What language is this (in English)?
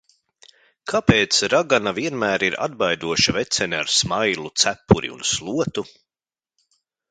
Latvian